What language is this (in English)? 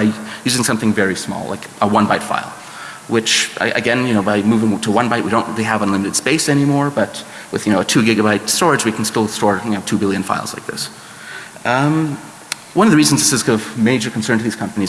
English